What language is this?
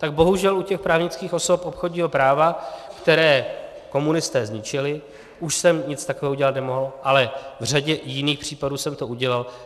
Czech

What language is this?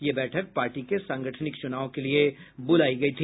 Hindi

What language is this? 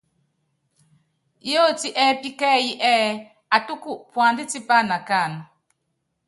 Yangben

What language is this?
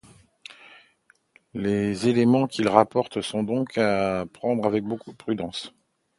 French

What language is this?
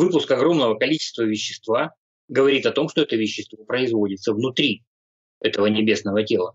Russian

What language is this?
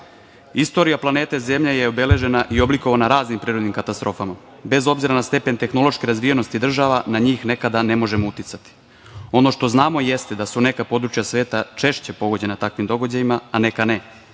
Serbian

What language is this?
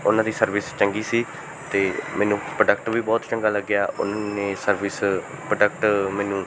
Punjabi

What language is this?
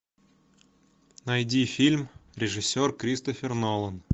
Russian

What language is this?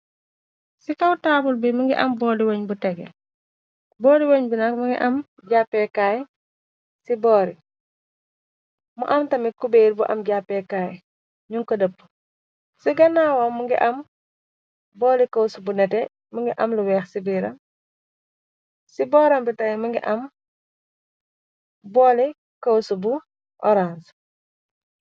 Wolof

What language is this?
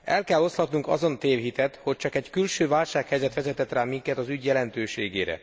Hungarian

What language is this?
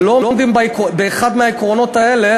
Hebrew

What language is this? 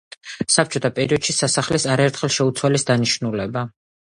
Georgian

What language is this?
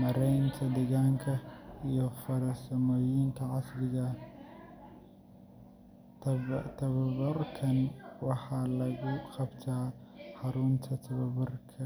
Somali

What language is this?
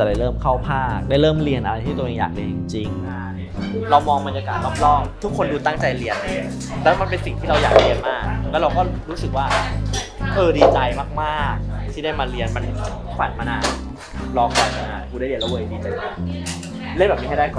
Thai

